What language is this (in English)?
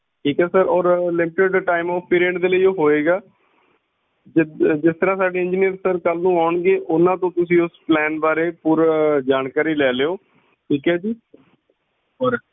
Punjabi